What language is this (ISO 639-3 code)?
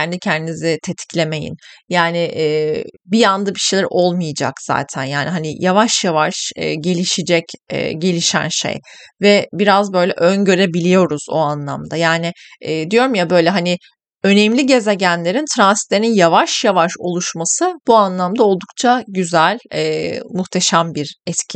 tur